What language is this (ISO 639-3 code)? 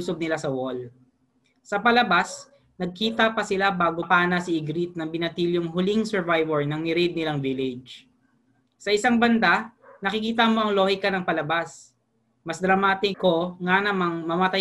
fil